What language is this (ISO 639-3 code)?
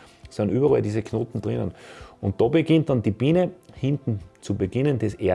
deu